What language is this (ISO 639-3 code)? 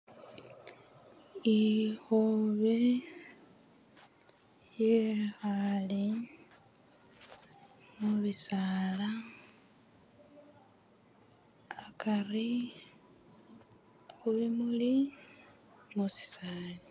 myx